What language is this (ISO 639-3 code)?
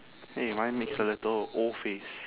eng